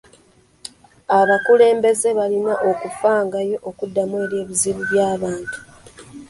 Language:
Ganda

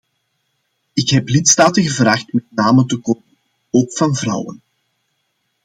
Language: Dutch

